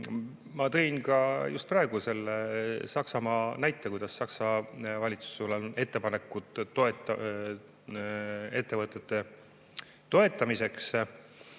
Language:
Estonian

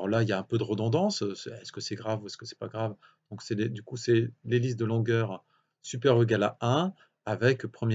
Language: French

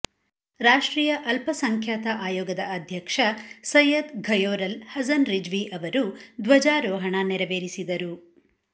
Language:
Kannada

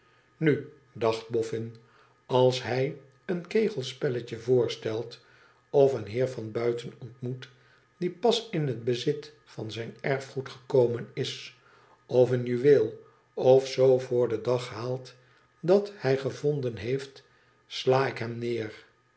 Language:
Dutch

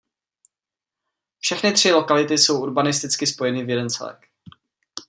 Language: Czech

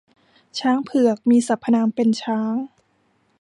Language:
Thai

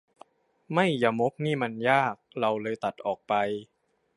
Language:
Thai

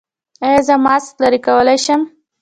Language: Pashto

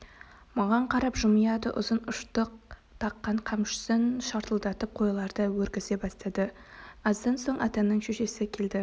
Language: Kazakh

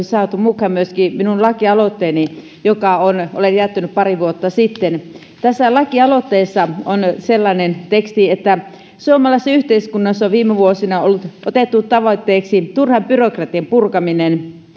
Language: Finnish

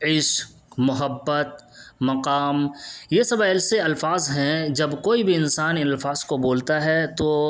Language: Urdu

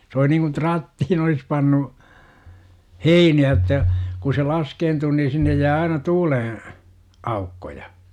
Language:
Finnish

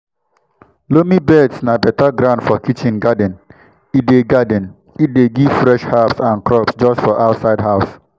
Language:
Nigerian Pidgin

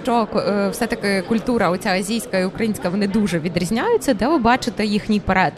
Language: Ukrainian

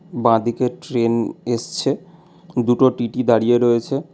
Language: Bangla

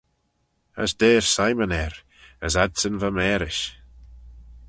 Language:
Manx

